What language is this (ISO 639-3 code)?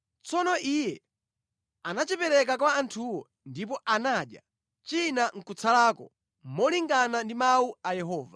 nya